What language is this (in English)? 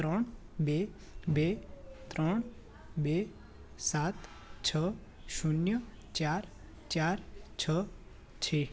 Gujarati